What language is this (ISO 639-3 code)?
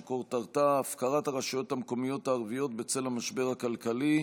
heb